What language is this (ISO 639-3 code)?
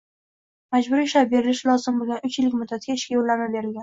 uzb